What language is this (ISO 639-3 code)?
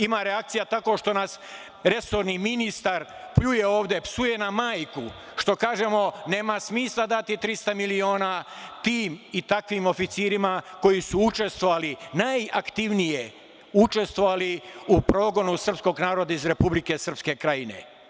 srp